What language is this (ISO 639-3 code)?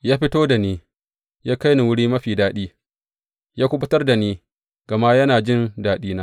hau